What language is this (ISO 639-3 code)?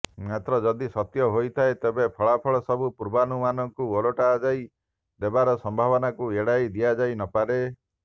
ori